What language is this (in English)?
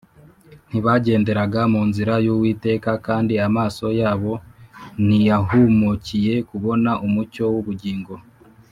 Kinyarwanda